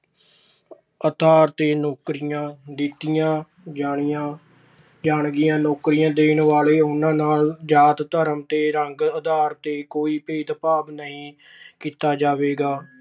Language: Punjabi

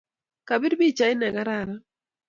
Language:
Kalenjin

